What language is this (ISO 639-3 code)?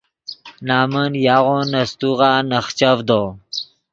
ydg